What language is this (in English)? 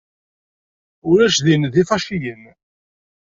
Kabyle